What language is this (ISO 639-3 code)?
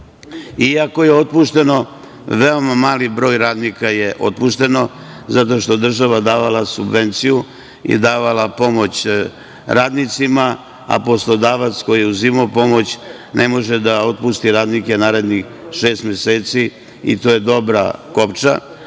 srp